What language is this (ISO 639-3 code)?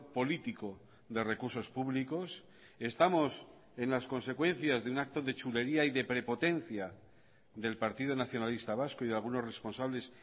spa